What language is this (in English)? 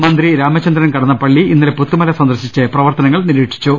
Malayalam